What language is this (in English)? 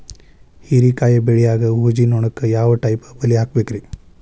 Kannada